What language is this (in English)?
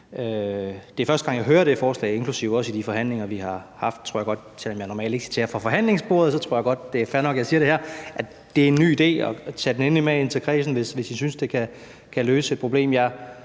Danish